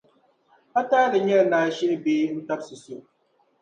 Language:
Dagbani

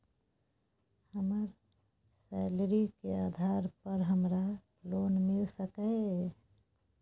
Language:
Maithili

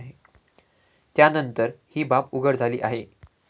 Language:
Marathi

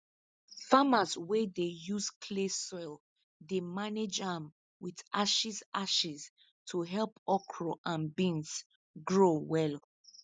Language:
Nigerian Pidgin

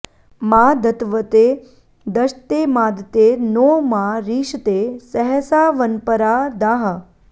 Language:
Sanskrit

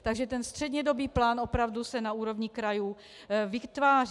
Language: Czech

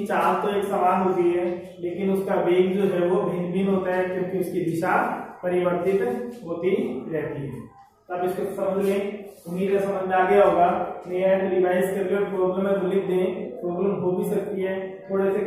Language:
Hindi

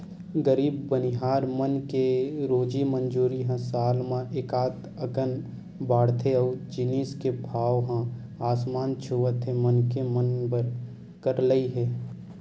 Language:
Chhattisgarhi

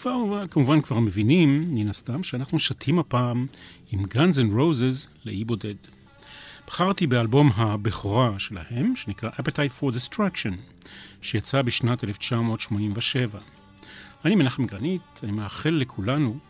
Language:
Hebrew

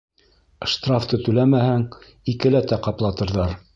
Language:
Bashkir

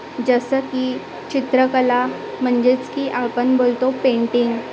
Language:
Marathi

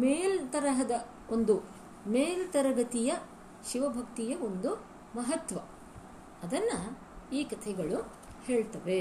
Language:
Kannada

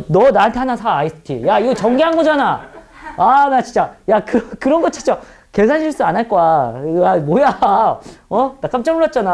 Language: Korean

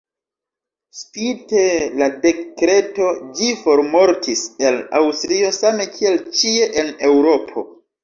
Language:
Esperanto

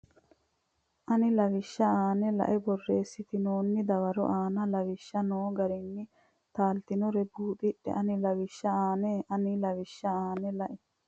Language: Sidamo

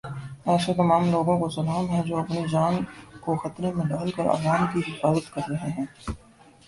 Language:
Urdu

